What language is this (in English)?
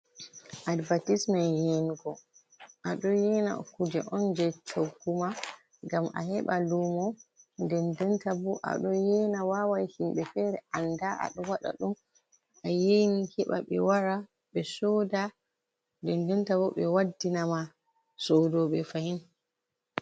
Fula